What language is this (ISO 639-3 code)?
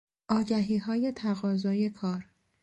fas